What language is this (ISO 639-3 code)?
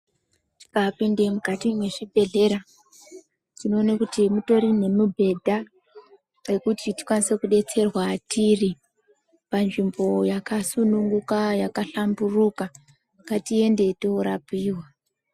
ndc